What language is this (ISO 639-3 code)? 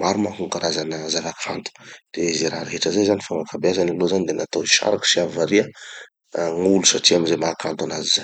txy